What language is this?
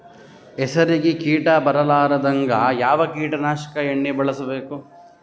Kannada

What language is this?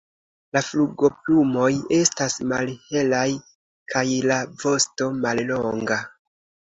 Esperanto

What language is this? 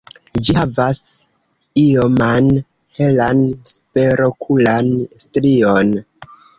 Esperanto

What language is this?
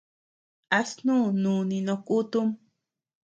Tepeuxila Cuicatec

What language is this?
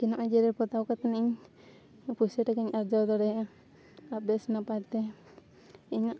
Santali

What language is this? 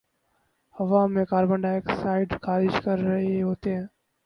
Urdu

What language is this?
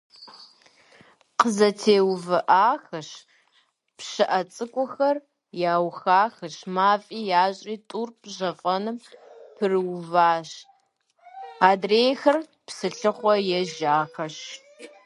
Kabardian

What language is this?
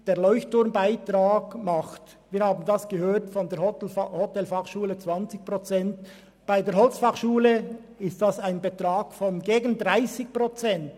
Swiss German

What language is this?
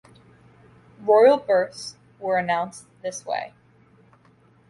English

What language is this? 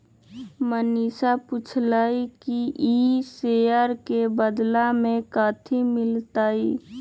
Magahi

